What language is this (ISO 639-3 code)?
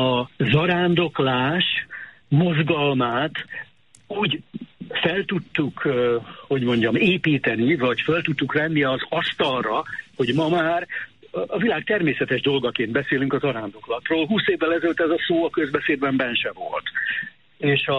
hun